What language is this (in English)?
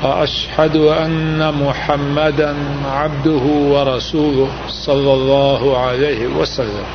Urdu